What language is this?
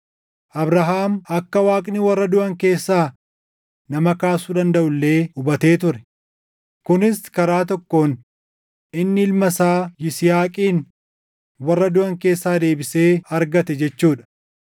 Oromo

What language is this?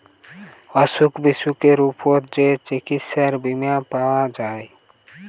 Bangla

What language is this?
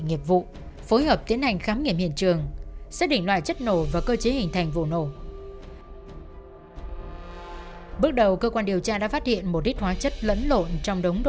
Vietnamese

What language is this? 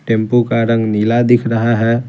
Hindi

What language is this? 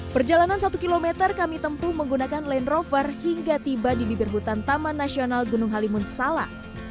Indonesian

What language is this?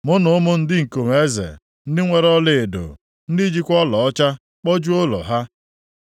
Igbo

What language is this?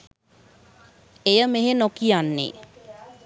Sinhala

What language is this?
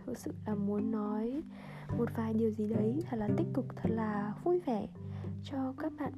Vietnamese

